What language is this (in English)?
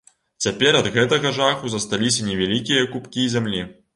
Belarusian